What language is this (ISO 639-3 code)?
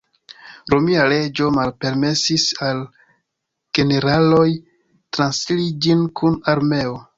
epo